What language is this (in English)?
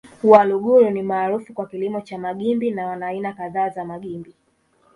Swahili